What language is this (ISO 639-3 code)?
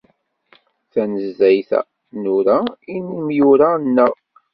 kab